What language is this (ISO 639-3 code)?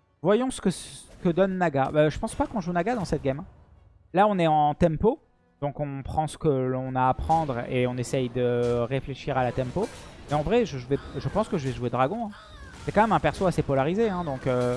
fra